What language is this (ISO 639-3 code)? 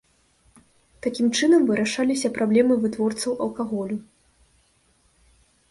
bel